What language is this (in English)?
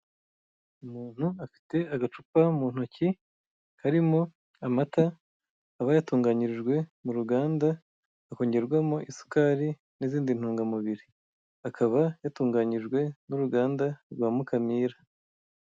Kinyarwanda